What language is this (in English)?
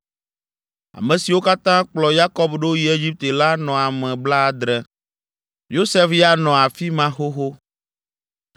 Ewe